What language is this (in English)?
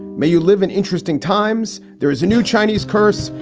English